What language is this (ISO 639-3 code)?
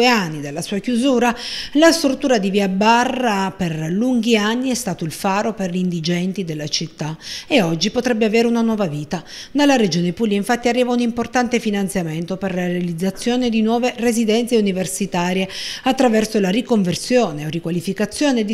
ita